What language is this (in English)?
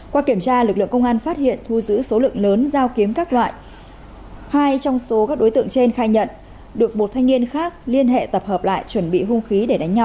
Vietnamese